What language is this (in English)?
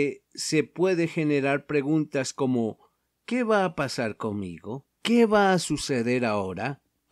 Spanish